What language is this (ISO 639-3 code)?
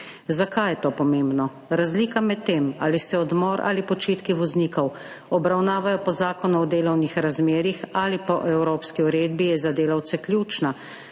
slv